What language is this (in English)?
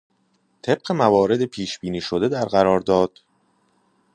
Persian